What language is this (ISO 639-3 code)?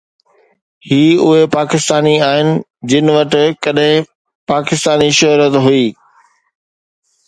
snd